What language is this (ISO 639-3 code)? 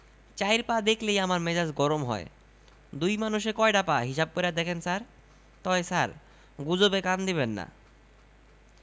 ben